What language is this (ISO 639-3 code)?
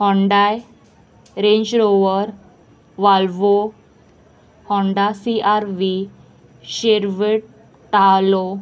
kok